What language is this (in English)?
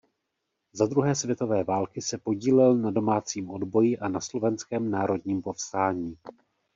Czech